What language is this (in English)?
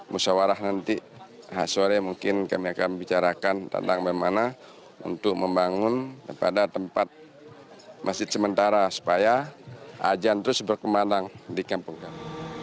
Indonesian